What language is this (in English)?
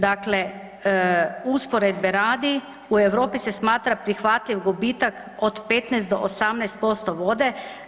Croatian